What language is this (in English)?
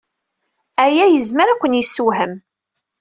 Kabyle